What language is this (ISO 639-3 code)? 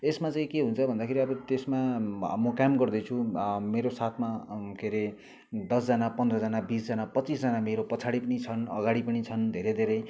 nep